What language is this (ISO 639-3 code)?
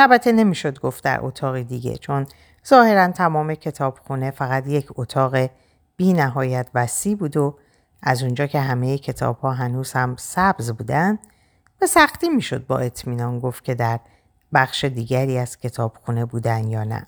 fas